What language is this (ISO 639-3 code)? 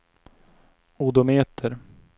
swe